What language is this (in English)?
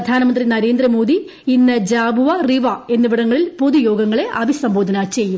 Malayalam